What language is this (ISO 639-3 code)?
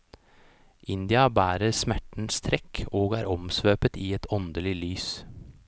nor